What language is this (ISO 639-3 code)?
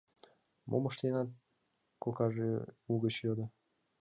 chm